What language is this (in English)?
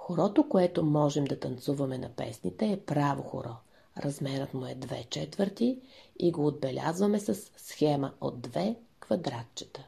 Bulgarian